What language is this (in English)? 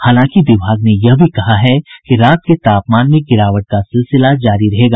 Hindi